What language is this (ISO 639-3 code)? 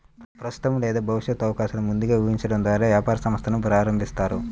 tel